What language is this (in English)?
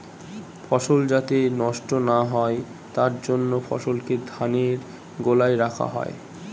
Bangla